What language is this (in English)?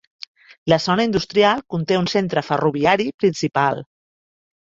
Catalan